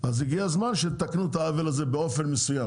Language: Hebrew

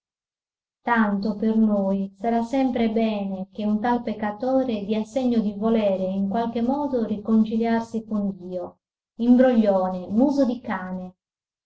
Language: Italian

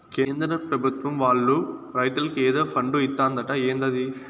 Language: Telugu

